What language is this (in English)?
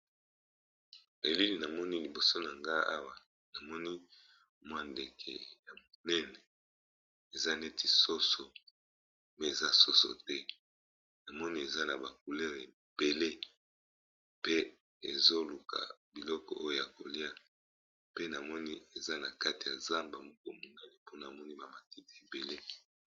Lingala